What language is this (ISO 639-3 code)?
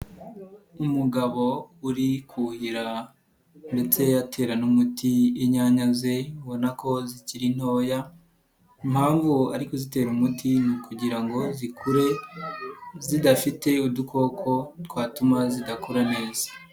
kin